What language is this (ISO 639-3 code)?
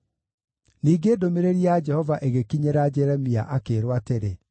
kik